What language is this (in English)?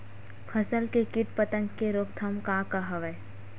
Chhattisgarhi